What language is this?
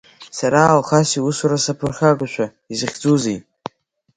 Abkhazian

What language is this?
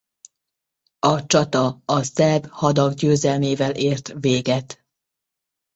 Hungarian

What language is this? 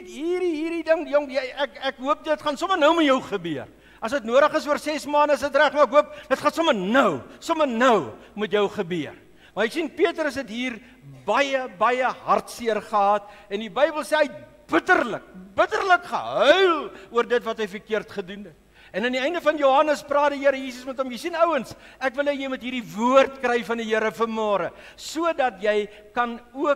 Dutch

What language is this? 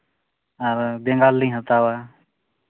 Santali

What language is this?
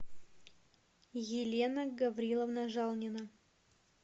Russian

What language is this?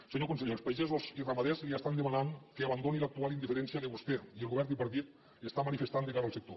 Catalan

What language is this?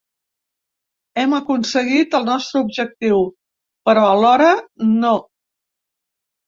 Catalan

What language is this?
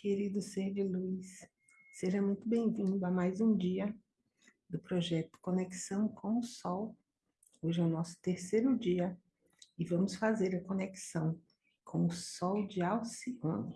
Portuguese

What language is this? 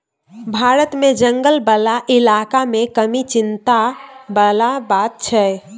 Maithili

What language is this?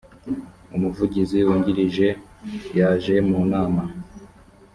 Kinyarwanda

